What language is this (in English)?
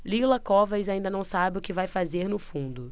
Portuguese